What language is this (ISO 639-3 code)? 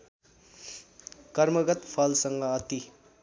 nep